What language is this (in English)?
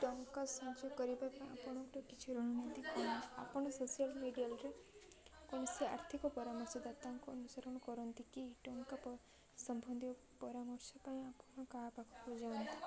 Odia